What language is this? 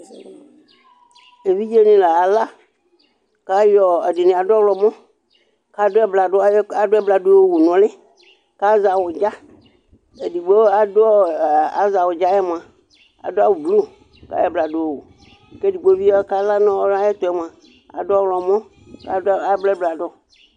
Ikposo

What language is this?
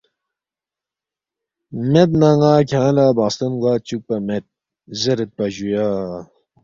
Balti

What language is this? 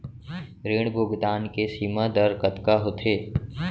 Chhattisgarhi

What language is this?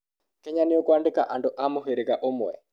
Kikuyu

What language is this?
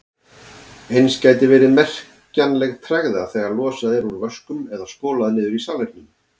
Icelandic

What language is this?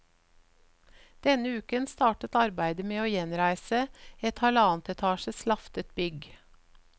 Norwegian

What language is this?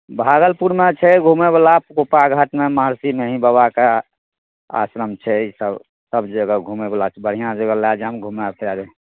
Maithili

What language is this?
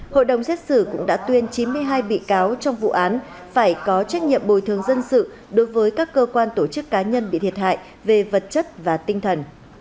Vietnamese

